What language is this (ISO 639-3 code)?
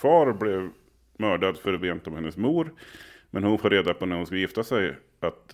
swe